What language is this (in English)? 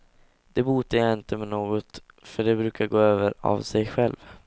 Swedish